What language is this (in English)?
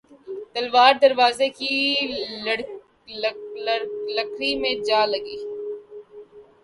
Urdu